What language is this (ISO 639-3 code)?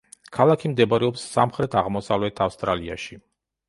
kat